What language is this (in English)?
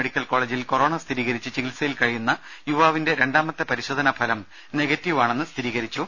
Malayalam